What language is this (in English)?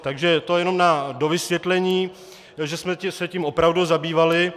Czech